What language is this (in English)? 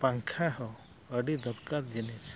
Santali